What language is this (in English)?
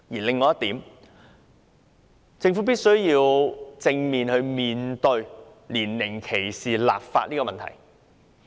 Cantonese